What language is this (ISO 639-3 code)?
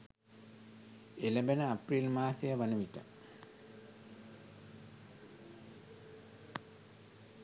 sin